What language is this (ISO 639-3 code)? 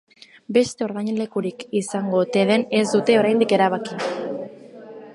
eus